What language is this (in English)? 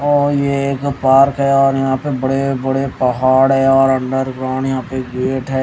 Hindi